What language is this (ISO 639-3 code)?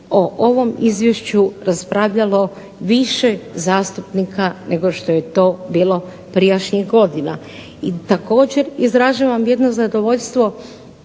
hrv